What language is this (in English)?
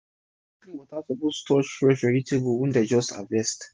Nigerian Pidgin